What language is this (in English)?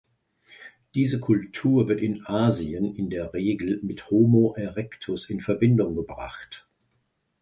German